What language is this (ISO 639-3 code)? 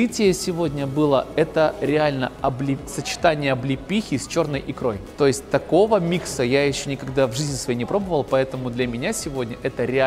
rus